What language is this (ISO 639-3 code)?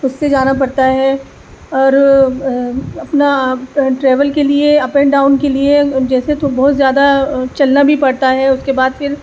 urd